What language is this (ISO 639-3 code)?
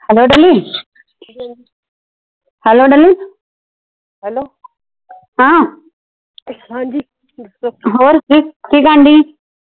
pan